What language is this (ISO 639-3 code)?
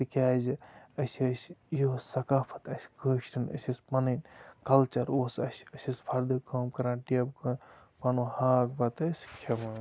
kas